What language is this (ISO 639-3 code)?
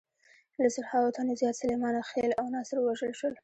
pus